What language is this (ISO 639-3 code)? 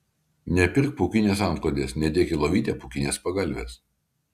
lit